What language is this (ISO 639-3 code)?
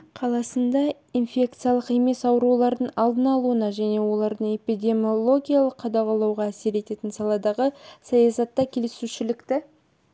kaz